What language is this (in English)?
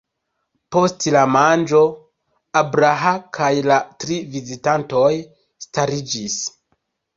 Esperanto